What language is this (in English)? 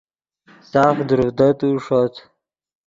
Yidgha